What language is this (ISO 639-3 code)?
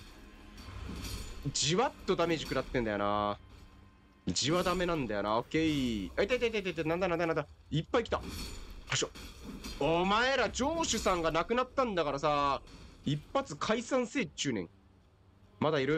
jpn